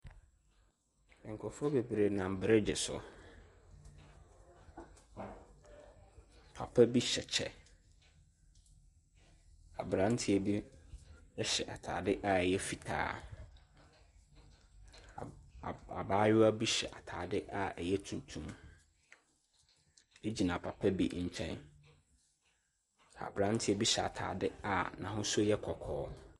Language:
Akan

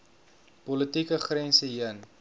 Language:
Afrikaans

